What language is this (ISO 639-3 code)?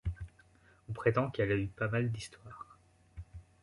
fra